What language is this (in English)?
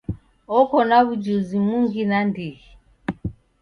Taita